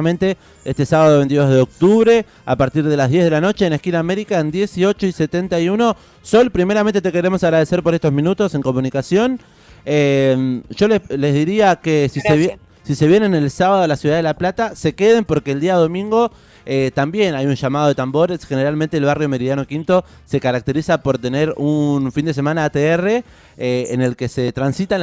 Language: Spanish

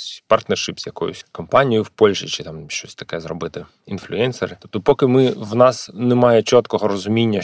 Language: Ukrainian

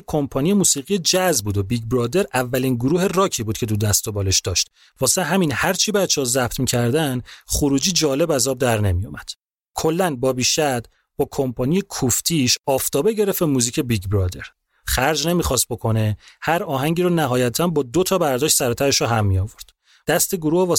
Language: Persian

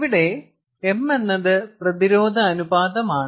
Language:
Malayalam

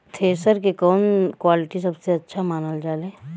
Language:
Bhojpuri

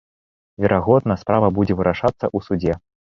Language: Belarusian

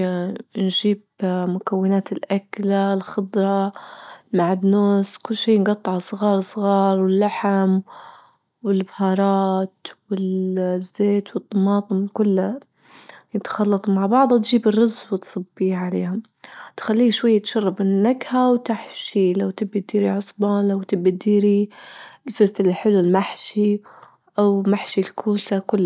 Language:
Libyan Arabic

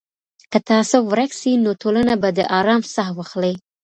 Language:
Pashto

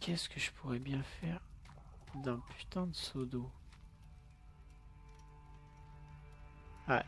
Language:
French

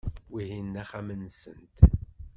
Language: Kabyle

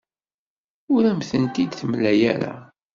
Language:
Kabyle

